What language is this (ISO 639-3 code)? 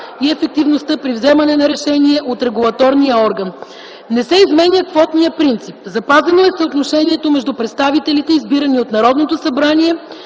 bul